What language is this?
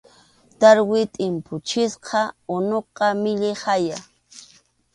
Arequipa-La Unión Quechua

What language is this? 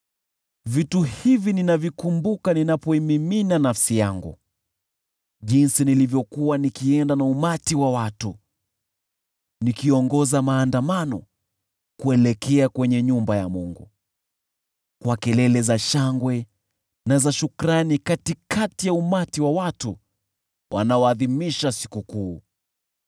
Swahili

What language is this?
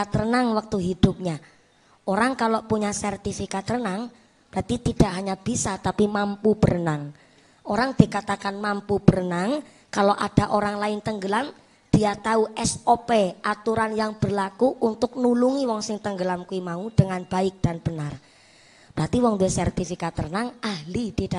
Indonesian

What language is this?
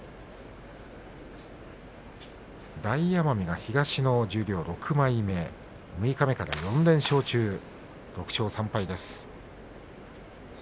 Japanese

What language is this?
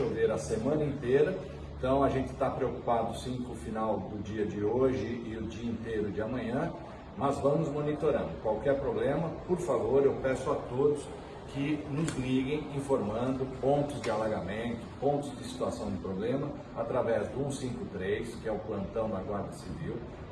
Portuguese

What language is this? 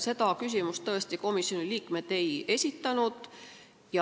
Estonian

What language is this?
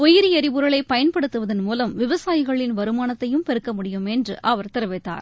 Tamil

